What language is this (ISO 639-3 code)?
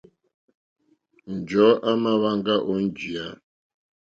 bri